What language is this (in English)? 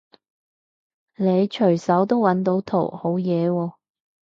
Cantonese